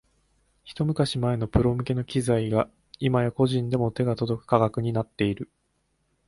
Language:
Japanese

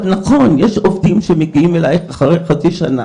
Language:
Hebrew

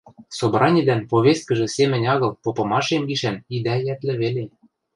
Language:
Western Mari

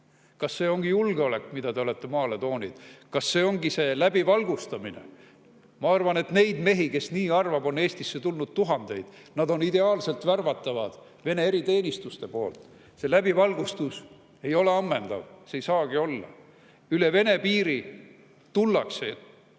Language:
Estonian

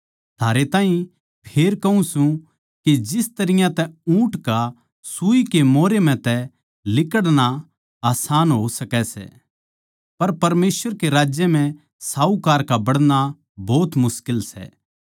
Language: Haryanvi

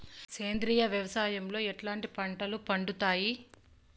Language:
Telugu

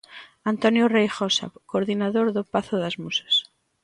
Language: Galician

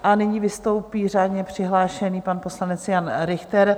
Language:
Czech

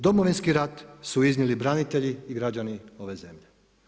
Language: Croatian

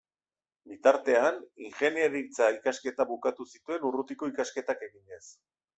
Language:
Basque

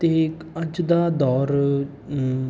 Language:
Punjabi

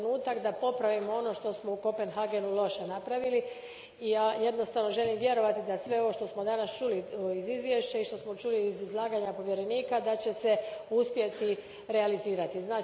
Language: Croatian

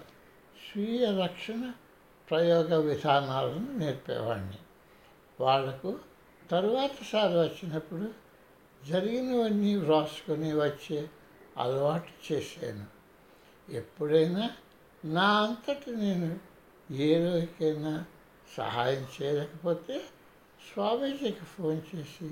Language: Telugu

